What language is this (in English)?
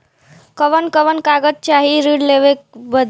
Bhojpuri